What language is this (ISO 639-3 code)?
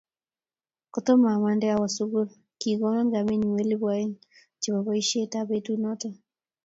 kln